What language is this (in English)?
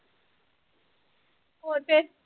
Punjabi